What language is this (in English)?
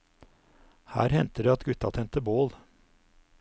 Norwegian